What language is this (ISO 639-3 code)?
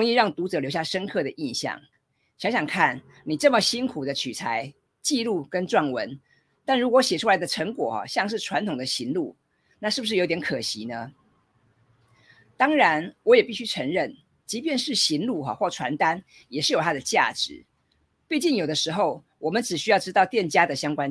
zho